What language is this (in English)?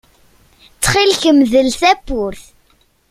Kabyle